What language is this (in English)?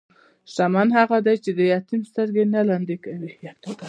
Pashto